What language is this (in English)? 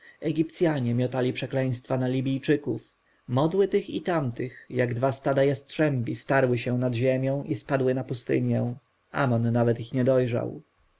Polish